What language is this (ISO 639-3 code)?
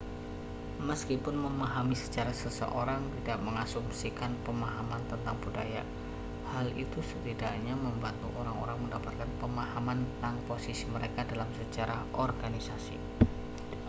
ind